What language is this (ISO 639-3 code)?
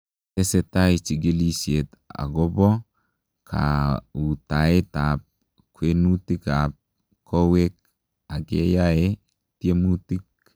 kln